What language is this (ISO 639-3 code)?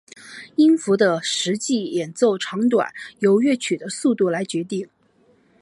zho